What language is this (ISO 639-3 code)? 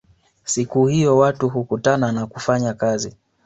swa